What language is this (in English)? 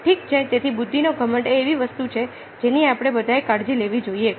Gujarati